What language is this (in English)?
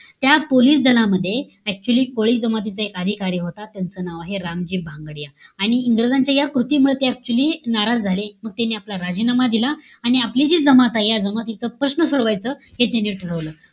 Marathi